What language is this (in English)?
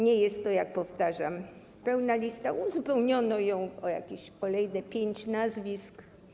Polish